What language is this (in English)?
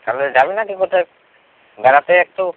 Bangla